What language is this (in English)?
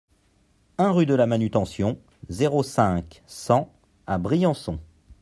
French